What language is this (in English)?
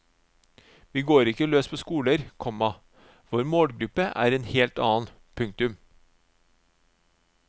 Norwegian